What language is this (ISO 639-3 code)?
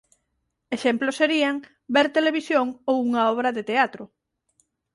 glg